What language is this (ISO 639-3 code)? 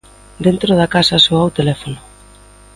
glg